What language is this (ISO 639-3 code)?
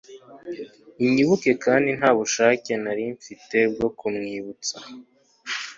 kin